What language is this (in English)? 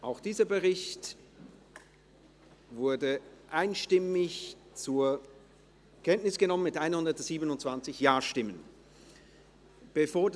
Swiss German